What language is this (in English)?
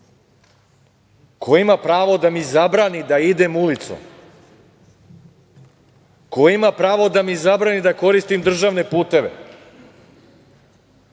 Serbian